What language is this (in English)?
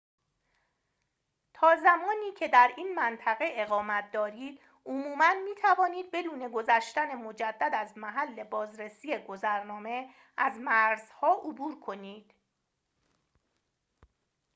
Persian